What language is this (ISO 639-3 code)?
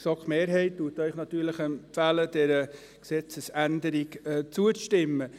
gsw